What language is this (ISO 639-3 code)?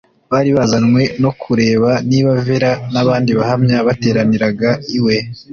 kin